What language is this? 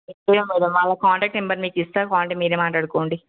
Telugu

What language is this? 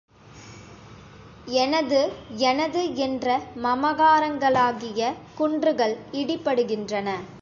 Tamil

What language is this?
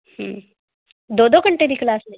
Punjabi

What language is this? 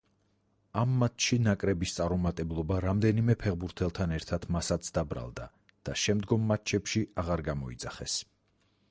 Georgian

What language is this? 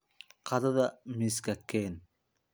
Somali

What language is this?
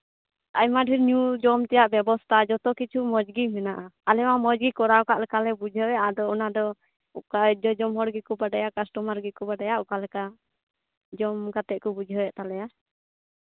Santali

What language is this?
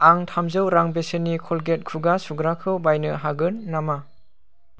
Bodo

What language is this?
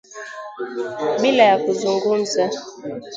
Swahili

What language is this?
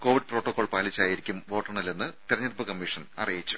Malayalam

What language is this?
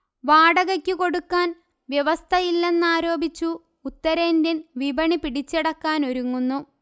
Malayalam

